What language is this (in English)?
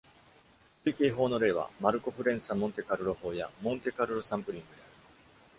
Japanese